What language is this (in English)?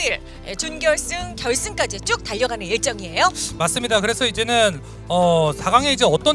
Korean